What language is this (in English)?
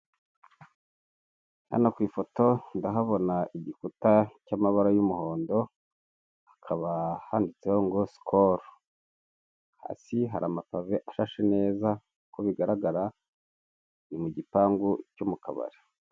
Kinyarwanda